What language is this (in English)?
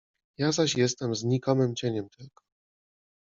Polish